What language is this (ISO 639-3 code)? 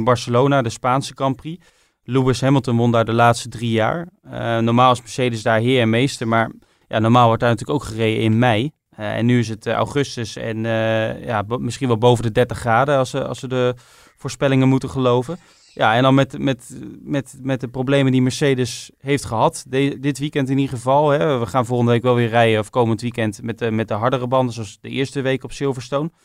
nld